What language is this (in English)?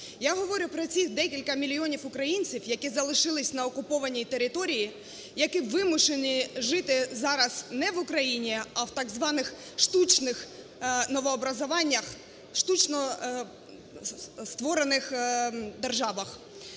Ukrainian